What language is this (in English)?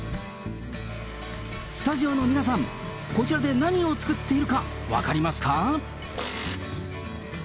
Japanese